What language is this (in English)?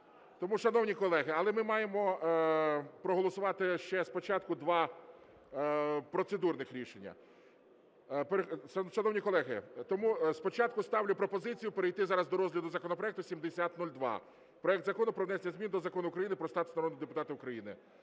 Ukrainian